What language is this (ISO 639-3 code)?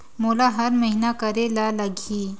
hne